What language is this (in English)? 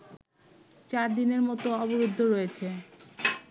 Bangla